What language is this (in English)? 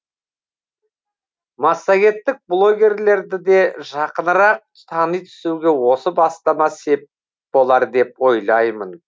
Kazakh